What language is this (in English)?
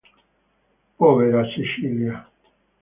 Italian